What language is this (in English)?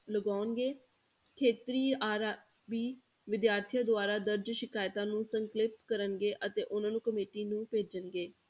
Punjabi